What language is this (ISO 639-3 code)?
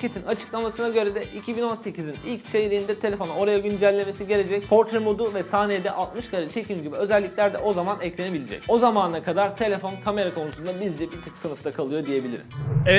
tur